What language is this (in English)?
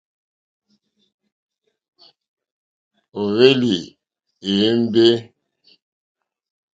Mokpwe